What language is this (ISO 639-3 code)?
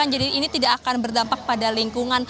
ind